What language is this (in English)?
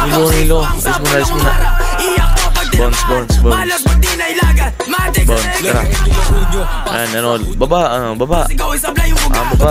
Filipino